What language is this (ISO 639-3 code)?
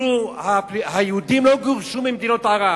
heb